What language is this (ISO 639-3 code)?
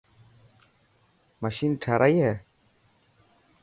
mki